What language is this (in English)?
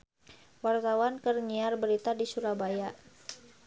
Sundanese